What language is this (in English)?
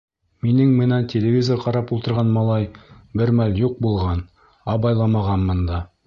Bashkir